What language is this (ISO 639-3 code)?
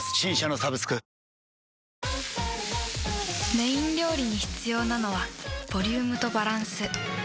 jpn